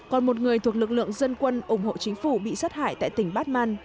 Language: Vietnamese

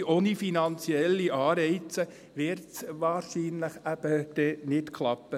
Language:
Swiss German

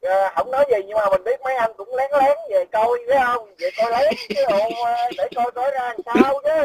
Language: Vietnamese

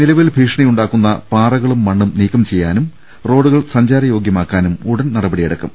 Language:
Malayalam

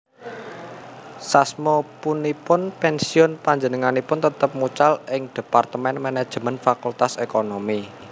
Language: Javanese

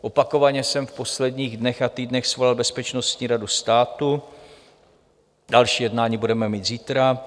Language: Czech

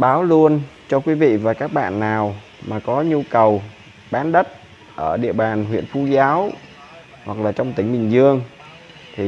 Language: Vietnamese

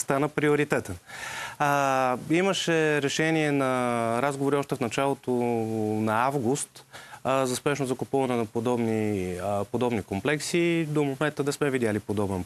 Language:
Bulgarian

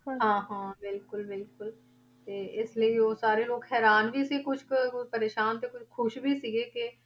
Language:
Punjabi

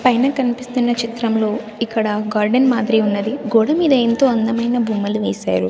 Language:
Telugu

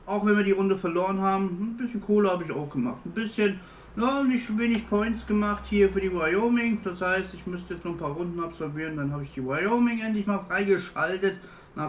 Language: German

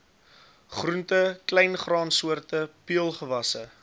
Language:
Afrikaans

